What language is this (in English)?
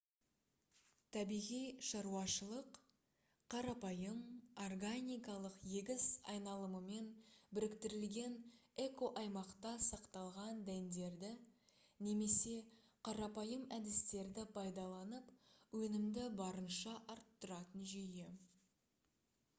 Kazakh